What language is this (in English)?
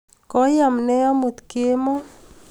Kalenjin